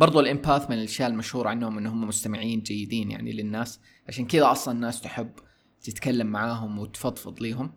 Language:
Arabic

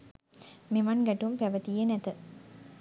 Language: Sinhala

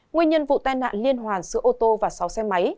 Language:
Vietnamese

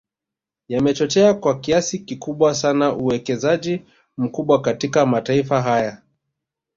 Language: Swahili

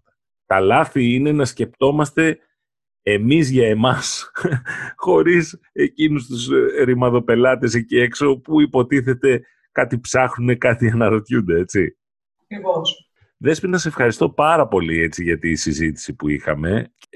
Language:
Greek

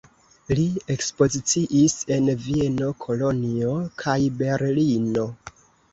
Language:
Esperanto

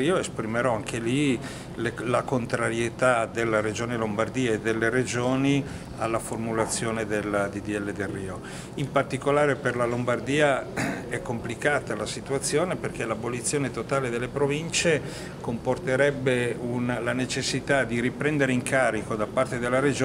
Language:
Italian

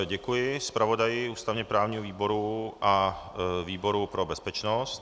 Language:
Czech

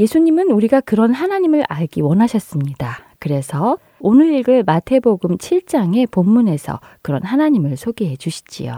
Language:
Korean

